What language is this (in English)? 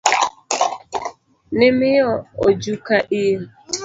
Luo (Kenya and Tanzania)